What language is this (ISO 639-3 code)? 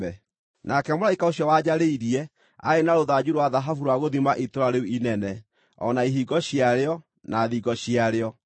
kik